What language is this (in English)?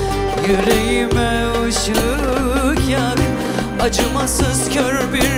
Turkish